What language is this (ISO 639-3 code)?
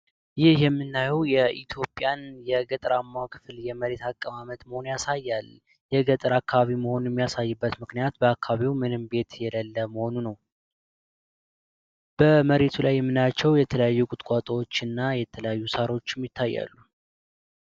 amh